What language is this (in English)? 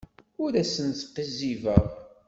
Kabyle